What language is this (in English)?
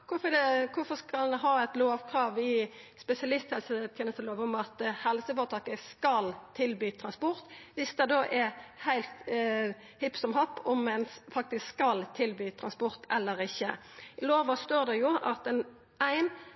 Norwegian Nynorsk